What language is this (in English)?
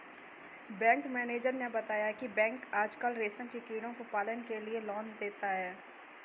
Hindi